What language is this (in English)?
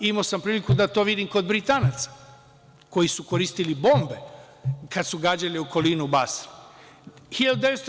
Serbian